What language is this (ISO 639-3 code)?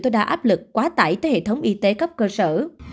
vie